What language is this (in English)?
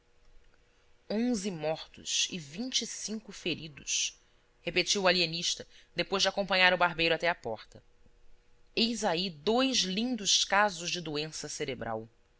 Portuguese